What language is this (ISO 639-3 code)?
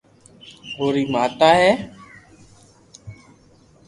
lrk